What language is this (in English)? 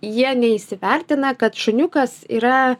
Lithuanian